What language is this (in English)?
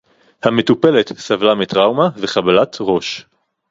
Hebrew